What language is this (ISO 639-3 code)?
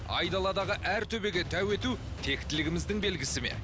kaz